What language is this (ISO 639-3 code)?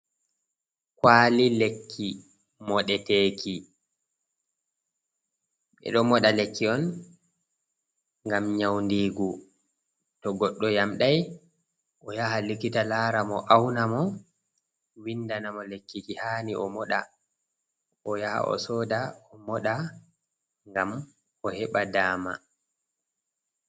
ful